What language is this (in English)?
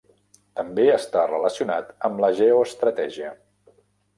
Catalan